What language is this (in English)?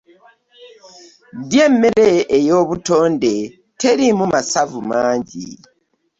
Ganda